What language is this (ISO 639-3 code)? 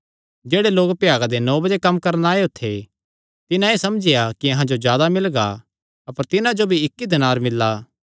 xnr